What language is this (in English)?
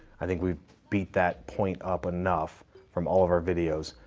English